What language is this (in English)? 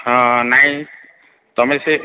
Odia